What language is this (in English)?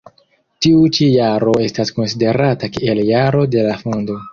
Esperanto